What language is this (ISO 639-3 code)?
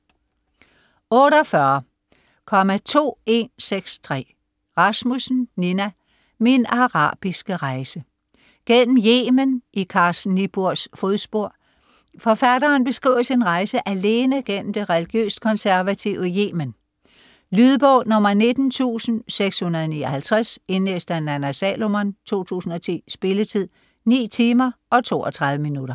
dan